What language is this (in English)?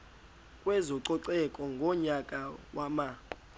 Xhosa